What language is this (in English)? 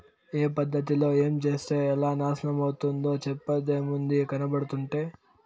Telugu